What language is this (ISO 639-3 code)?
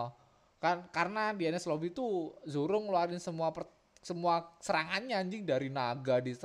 ind